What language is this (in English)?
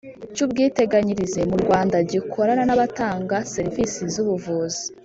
Kinyarwanda